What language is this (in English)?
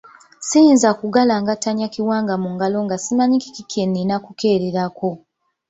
Ganda